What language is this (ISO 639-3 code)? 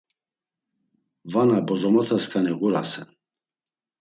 lzz